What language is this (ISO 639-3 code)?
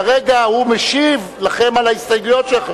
heb